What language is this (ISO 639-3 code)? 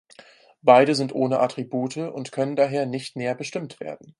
deu